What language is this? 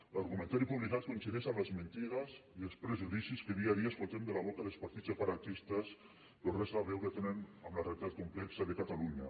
Catalan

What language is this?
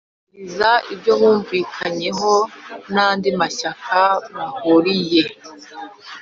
Kinyarwanda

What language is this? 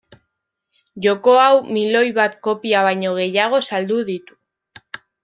Basque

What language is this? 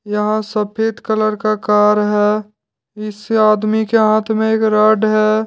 Hindi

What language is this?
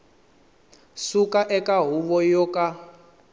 Tsonga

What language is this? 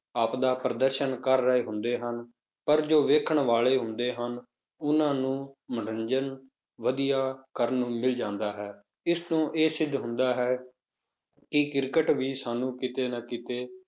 Punjabi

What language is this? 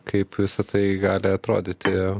Lithuanian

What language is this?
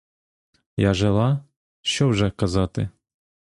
Ukrainian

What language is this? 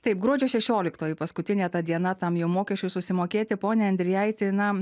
Lithuanian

